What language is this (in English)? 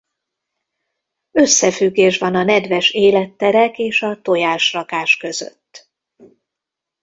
Hungarian